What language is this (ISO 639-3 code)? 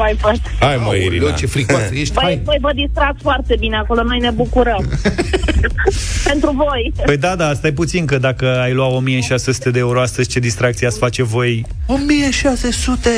ron